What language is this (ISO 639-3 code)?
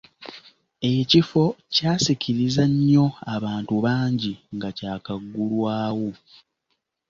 lug